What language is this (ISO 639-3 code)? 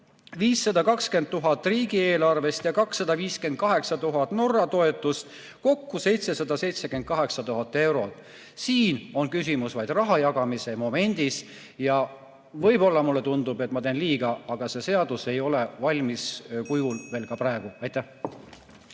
est